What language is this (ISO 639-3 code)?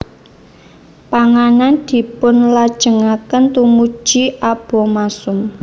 jav